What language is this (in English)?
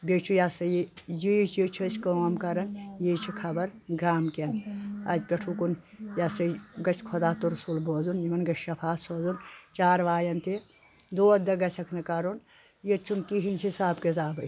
Kashmiri